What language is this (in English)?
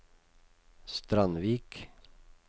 Norwegian